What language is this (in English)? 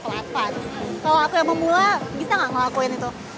Indonesian